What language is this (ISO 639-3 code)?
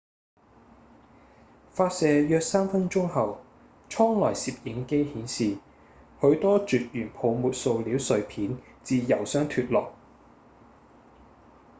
yue